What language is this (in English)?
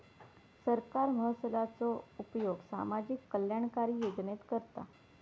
Marathi